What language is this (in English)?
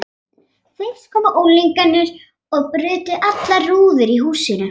Icelandic